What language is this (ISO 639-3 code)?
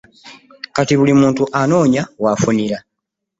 lug